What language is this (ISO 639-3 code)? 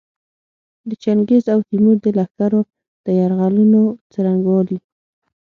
pus